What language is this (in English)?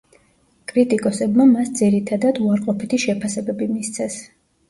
Georgian